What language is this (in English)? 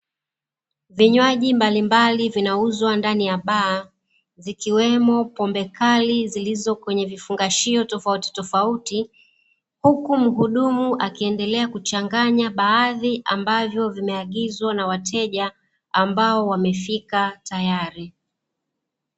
Swahili